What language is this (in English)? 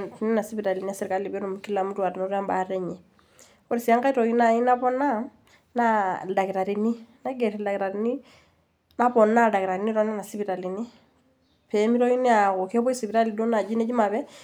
Masai